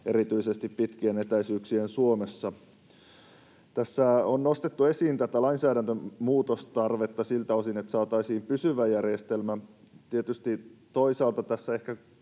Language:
Finnish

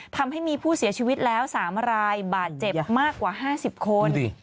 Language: Thai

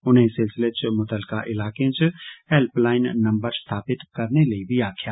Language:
Dogri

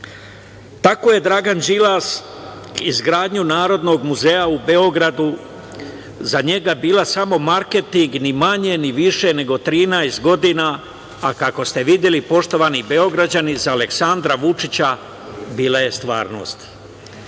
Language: Serbian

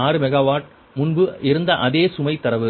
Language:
Tamil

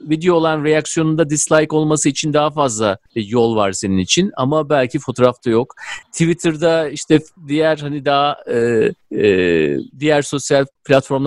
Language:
Turkish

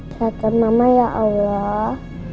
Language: Indonesian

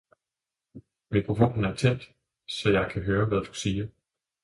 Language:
Danish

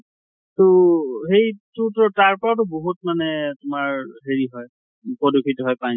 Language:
Assamese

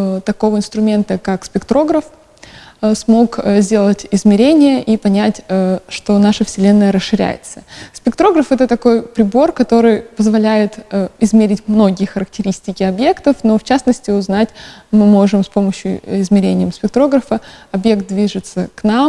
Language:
Russian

